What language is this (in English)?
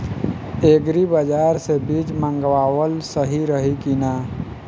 Bhojpuri